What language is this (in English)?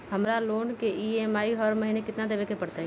Magahi